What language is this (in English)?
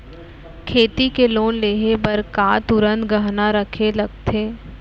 Chhattisgarhi